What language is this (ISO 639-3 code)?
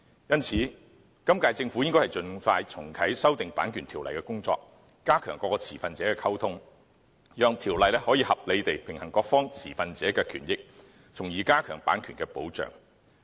yue